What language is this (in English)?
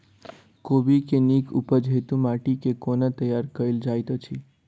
Maithili